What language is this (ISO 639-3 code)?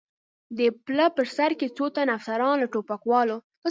pus